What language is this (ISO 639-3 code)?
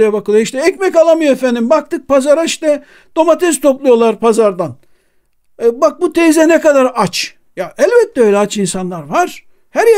tur